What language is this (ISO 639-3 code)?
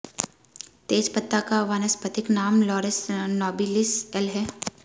hin